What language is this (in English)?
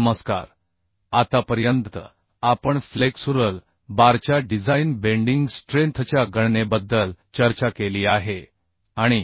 Marathi